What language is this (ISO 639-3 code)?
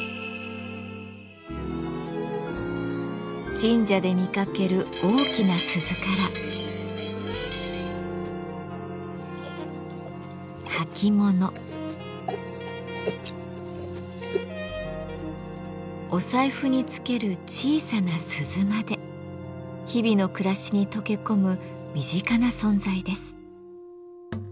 jpn